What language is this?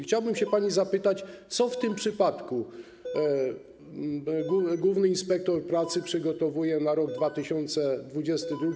Polish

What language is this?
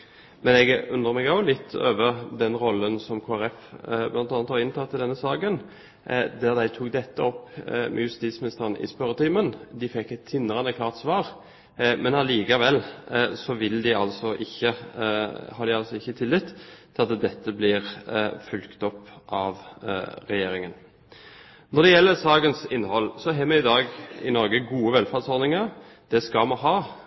Norwegian Bokmål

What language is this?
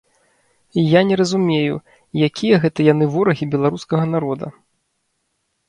Belarusian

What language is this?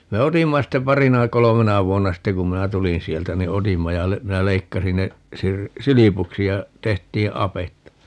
Finnish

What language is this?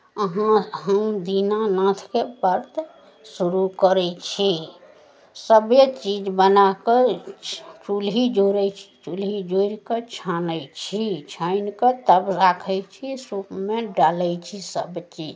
Maithili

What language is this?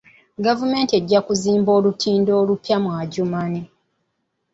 Ganda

